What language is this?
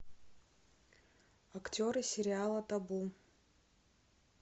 Russian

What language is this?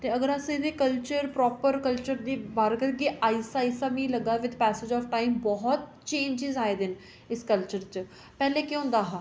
Dogri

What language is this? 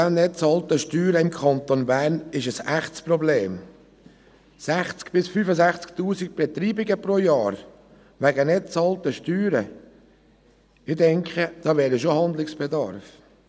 Swiss German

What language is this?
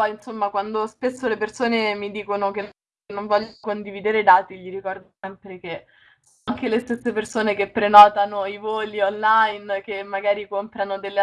Italian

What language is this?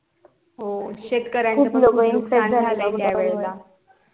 Marathi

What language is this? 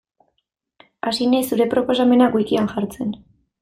Basque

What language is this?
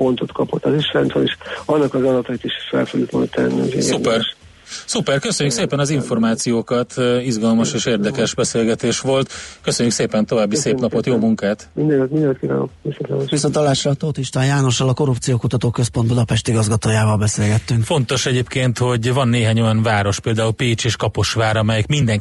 Hungarian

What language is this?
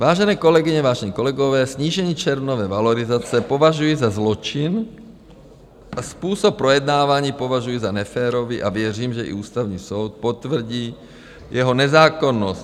Czech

